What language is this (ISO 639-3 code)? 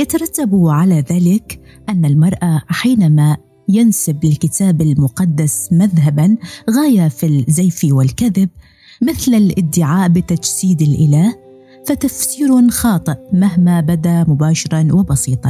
ara